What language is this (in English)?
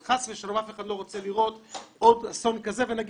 Hebrew